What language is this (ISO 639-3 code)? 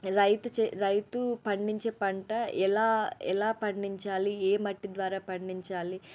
tel